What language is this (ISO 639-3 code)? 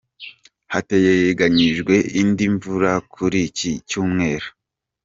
kin